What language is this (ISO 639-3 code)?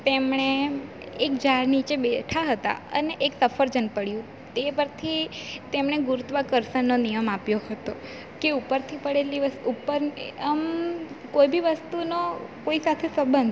guj